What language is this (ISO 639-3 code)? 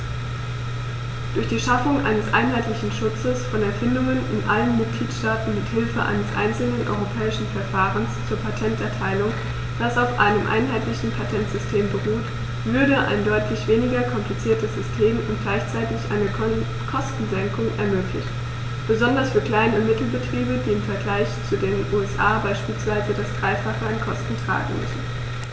deu